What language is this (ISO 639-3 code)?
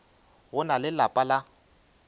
nso